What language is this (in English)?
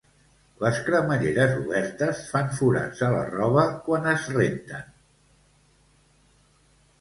Catalan